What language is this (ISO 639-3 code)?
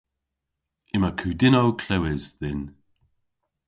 cor